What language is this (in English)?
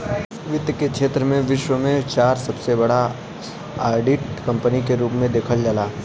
Bhojpuri